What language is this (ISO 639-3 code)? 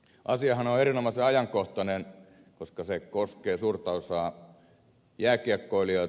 fin